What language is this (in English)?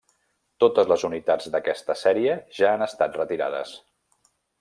Catalan